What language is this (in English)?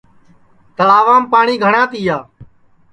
Sansi